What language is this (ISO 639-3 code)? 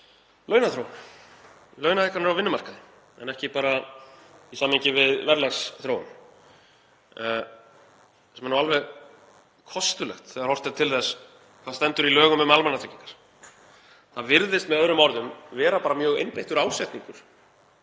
isl